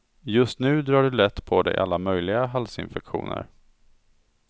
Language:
Swedish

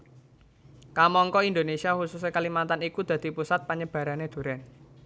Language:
Javanese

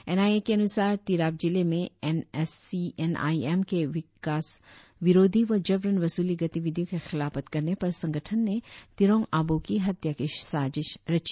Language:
Hindi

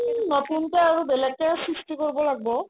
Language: Assamese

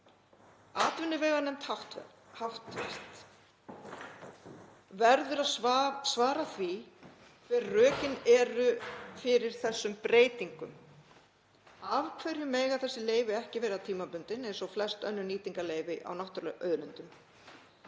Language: Icelandic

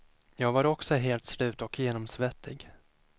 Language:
Swedish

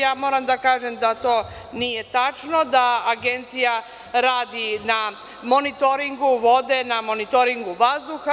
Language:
Serbian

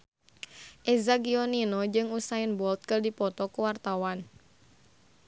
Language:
Sundanese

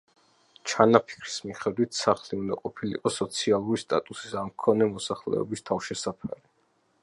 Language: Georgian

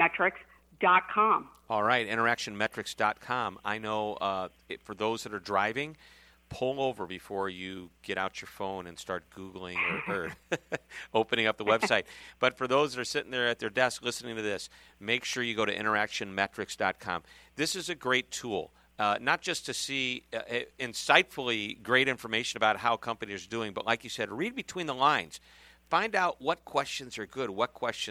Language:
English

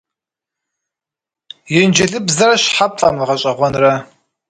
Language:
Kabardian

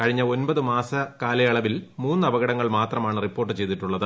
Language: Malayalam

